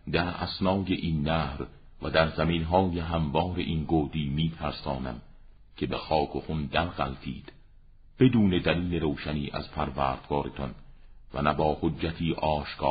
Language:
Persian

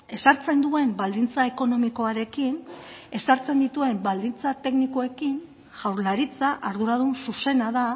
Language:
Basque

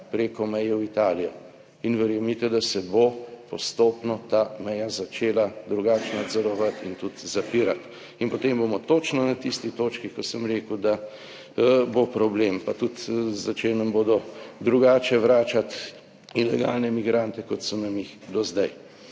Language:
Slovenian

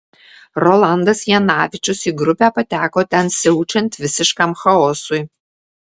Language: Lithuanian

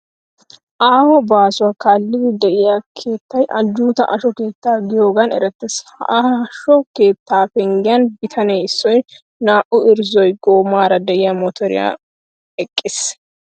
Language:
Wolaytta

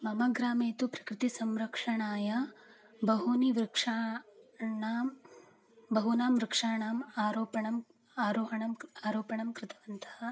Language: Sanskrit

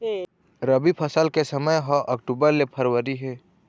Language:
Chhattisgarhi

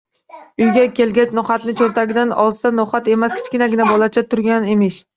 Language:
Uzbek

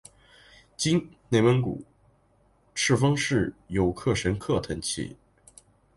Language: Chinese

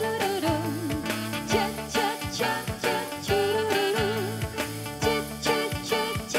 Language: Indonesian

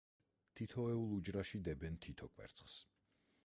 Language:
Georgian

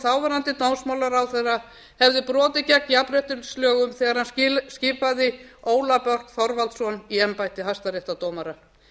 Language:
Icelandic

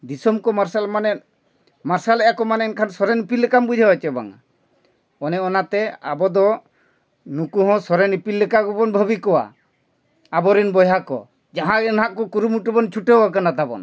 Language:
Santali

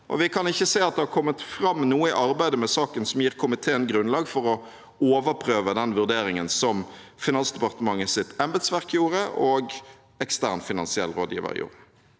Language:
Norwegian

